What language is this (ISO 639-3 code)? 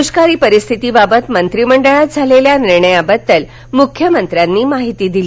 mar